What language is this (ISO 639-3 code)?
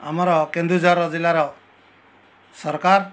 ori